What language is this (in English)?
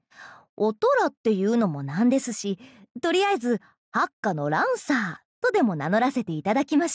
Japanese